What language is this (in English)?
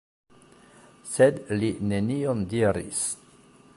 Esperanto